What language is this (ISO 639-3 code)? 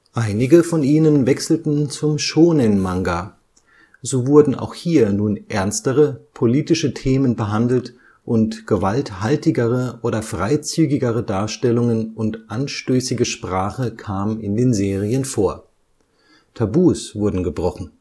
deu